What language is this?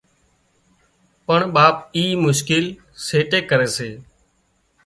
Wadiyara Koli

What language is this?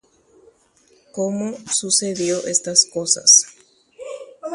Guarani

